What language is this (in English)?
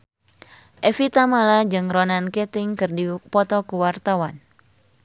Sundanese